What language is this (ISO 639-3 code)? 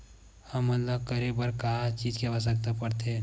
hne